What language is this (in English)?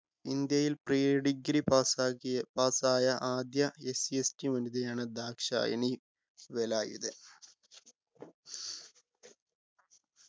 Malayalam